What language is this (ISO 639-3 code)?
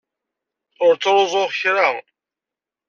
kab